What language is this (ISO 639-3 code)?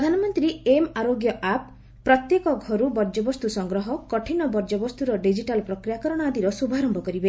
ori